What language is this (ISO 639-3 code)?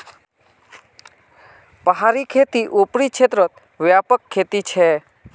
mag